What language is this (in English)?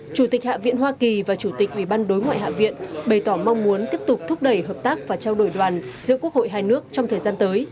Vietnamese